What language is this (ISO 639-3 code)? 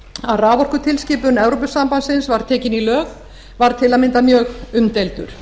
isl